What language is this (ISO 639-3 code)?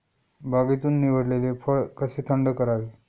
mar